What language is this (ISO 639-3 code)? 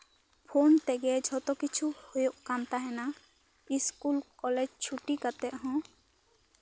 sat